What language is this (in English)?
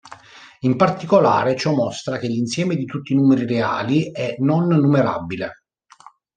Italian